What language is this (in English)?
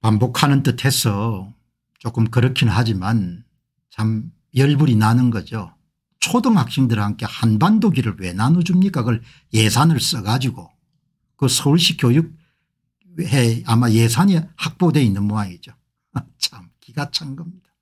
Korean